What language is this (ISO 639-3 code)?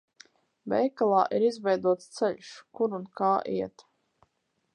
lav